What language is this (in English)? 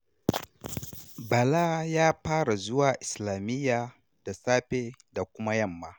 Hausa